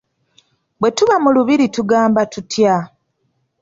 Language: Ganda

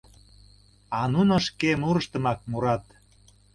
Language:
Mari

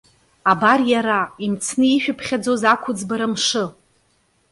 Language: Abkhazian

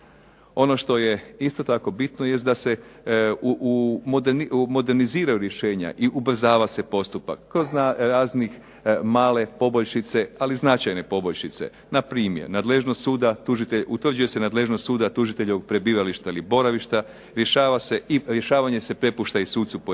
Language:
Croatian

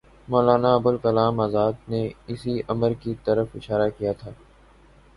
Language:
Urdu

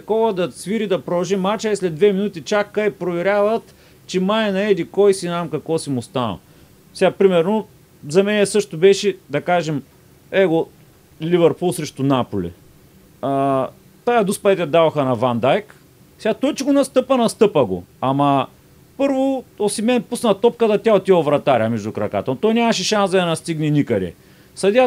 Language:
Bulgarian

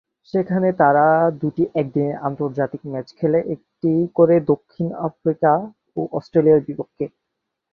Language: Bangla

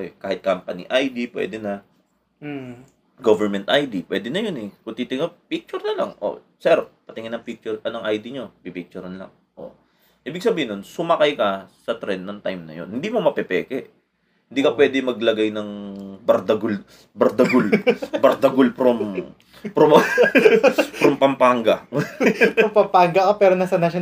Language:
Filipino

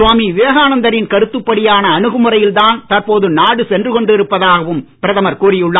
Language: Tamil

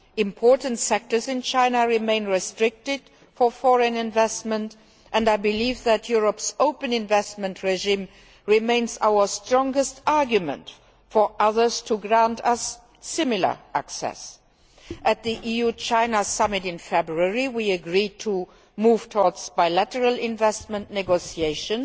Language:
English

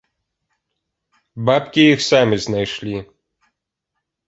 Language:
Belarusian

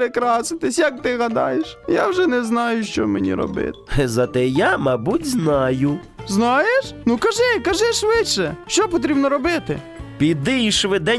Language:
Ukrainian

